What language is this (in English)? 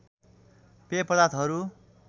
Nepali